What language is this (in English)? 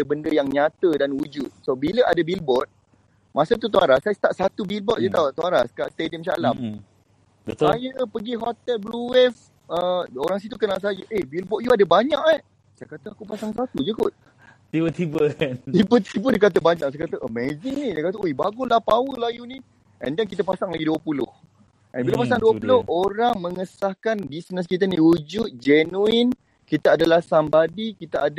Malay